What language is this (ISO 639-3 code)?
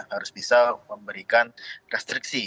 ind